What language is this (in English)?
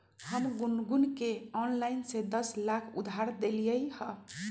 Magahi